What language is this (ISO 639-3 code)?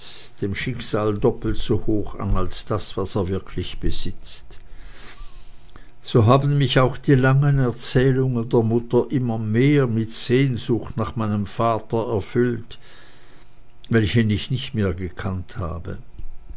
deu